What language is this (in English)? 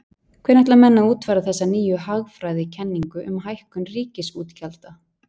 Icelandic